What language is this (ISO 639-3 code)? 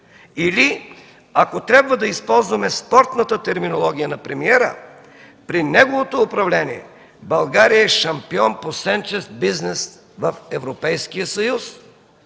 bul